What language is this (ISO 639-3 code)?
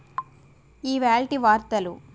tel